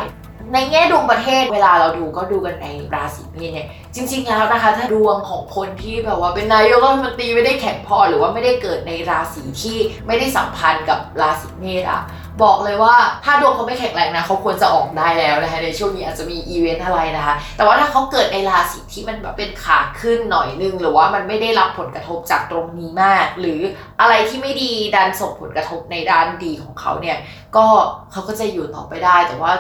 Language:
Thai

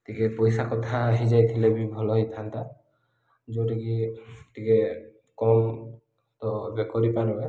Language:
Odia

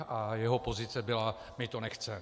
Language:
Czech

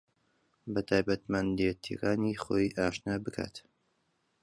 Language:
Central Kurdish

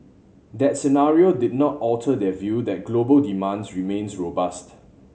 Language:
English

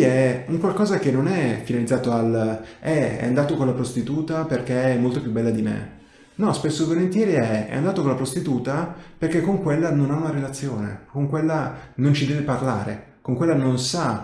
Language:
Italian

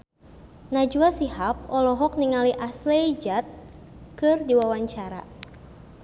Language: Sundanese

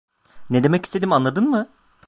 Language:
Turkish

